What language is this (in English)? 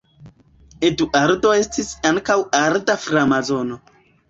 Esperanto